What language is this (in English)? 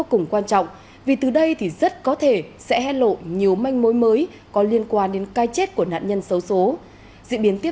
Vietnamese